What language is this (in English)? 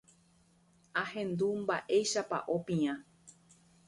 Guarani